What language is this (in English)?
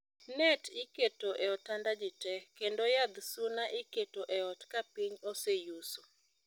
Luo (Kenya and Tanzania)